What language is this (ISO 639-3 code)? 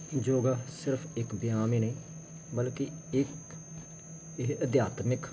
pan